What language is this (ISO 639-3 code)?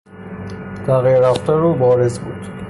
fas